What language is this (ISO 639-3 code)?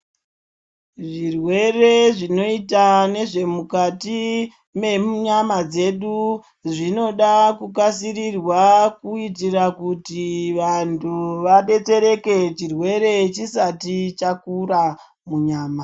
ndc